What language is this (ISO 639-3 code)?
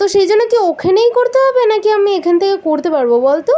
ben